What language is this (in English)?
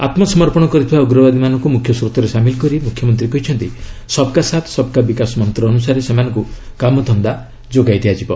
Odia